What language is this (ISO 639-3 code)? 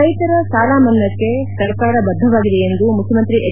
kan